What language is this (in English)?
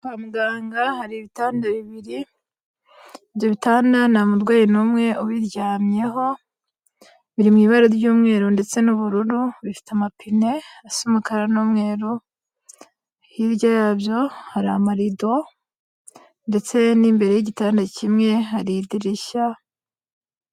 Kinyarwanda